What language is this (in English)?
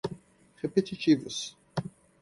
Portuguese